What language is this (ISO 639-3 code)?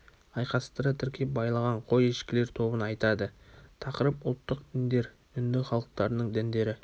kaz